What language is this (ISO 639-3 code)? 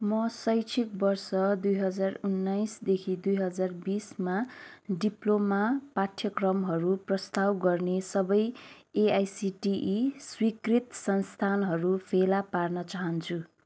nep